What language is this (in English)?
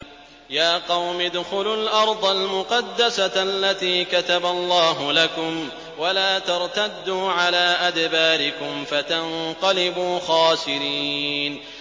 Arabic